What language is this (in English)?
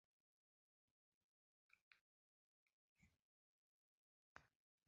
Uzbek